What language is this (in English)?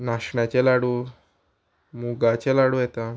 Konkani